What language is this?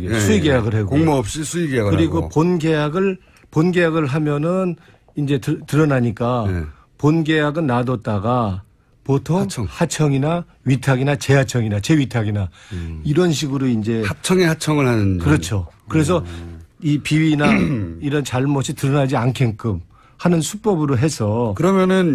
Korean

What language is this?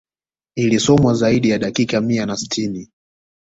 Swahili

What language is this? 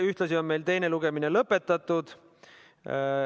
Estonian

